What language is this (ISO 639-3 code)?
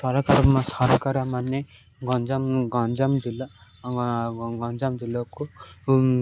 ori